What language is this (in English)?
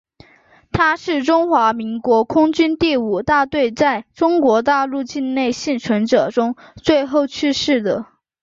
Chinese